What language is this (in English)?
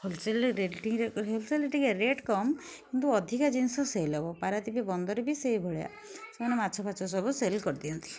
Odia